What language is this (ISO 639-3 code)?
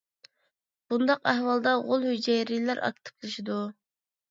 uig